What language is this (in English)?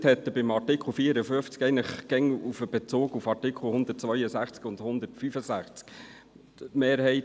Swiss German